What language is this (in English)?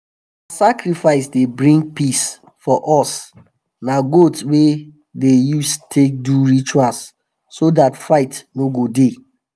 Nigerian Pidgin